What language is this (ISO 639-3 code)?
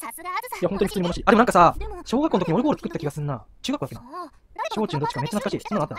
jpn